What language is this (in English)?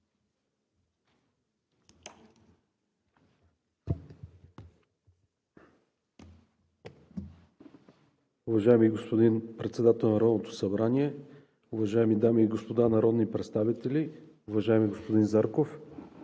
Bulgarian